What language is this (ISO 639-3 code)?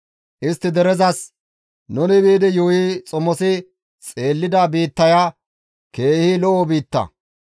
gmv